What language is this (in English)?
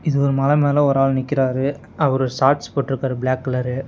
Tamil